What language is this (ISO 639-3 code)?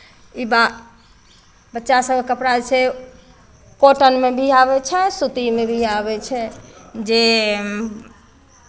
mai